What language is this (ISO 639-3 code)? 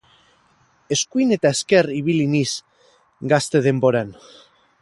eus